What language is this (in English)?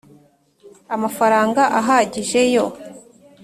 Kinyarwanda